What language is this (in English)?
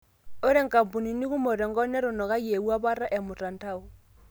Masai